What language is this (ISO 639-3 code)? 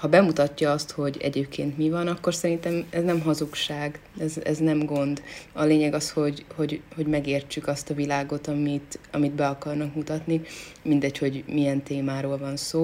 hun